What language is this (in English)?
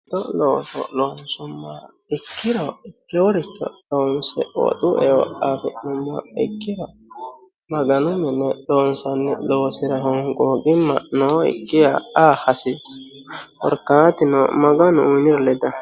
Sidamo